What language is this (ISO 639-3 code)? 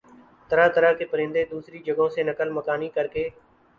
urd